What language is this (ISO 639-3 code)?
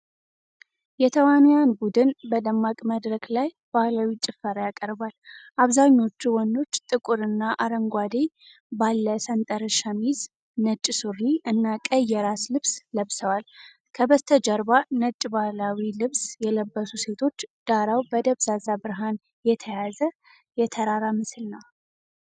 amh